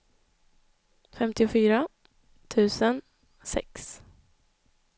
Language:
Swedish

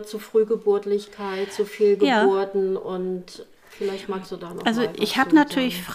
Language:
German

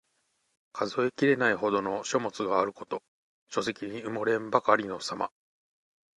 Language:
Japanese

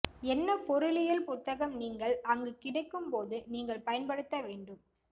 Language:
Tamil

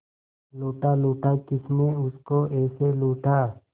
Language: Hindi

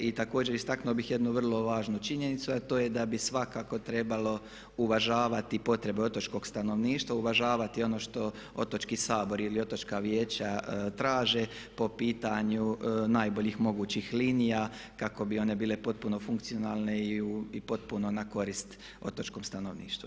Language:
Croatian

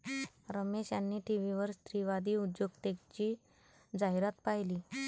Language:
Marathi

